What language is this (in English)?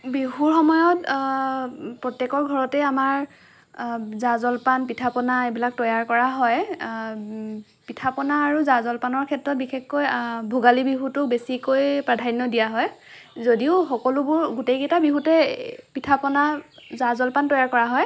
Assamese